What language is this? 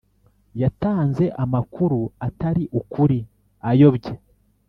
Kinyarwanda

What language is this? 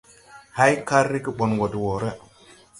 Tupuri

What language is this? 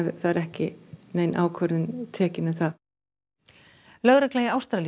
Icelandic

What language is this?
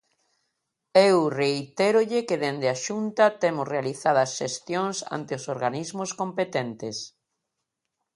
Galician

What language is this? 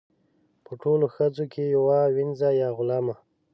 Pashto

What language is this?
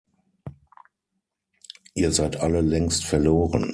German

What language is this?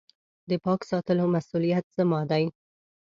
Pashto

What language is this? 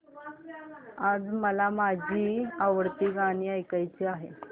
Marathi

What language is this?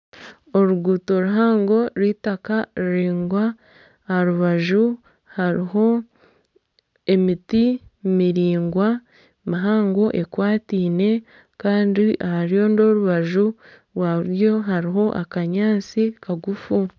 Nyankole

